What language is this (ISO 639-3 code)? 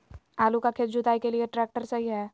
mag